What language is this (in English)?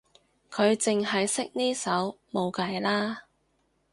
Cantonese